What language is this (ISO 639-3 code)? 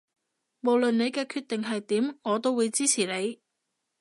yue